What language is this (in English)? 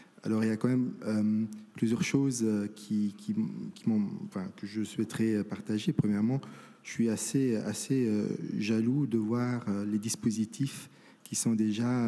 French